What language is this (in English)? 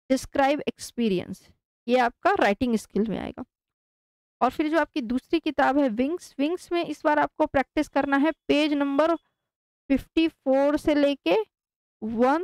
Hindi